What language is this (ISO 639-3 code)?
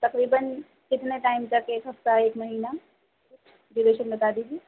urd